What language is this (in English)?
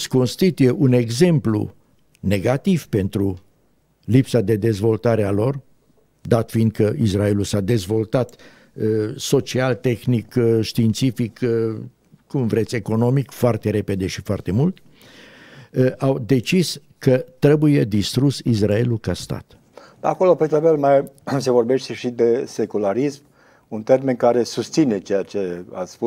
Romanian